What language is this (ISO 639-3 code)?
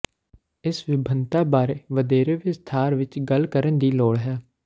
pan